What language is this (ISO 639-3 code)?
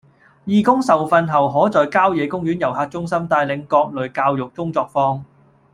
yue